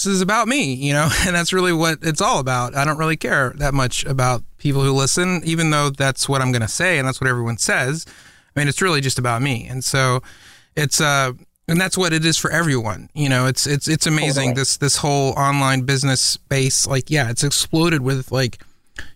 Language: English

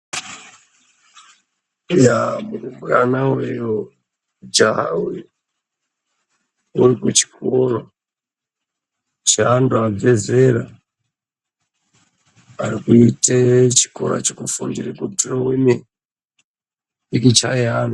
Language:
Ndau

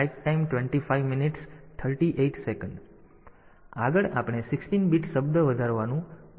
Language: Gujarati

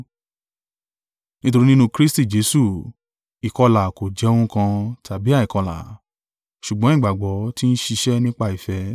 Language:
Yoruba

